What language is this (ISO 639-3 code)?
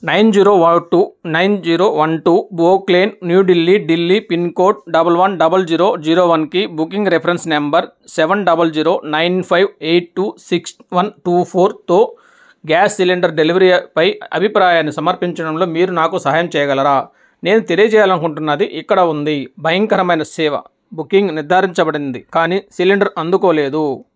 tel